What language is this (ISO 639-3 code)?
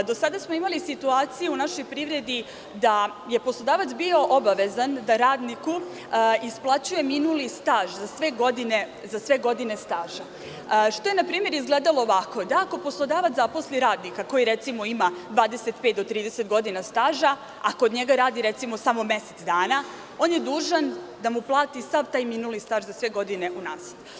srp